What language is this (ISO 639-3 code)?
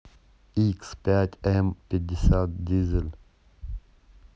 rus